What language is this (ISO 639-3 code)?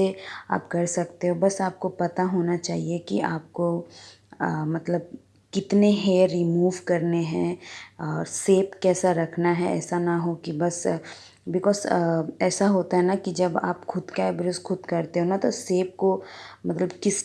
hin